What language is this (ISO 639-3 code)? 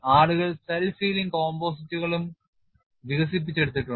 mal